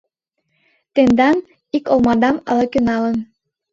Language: Mari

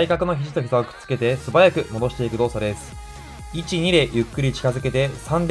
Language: Japanese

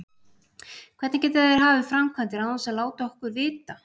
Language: Icelandic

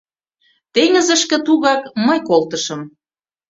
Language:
Mari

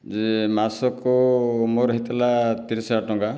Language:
Odia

